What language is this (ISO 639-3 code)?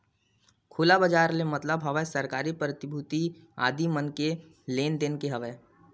hne